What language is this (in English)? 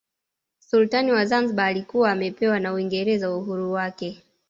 Swahili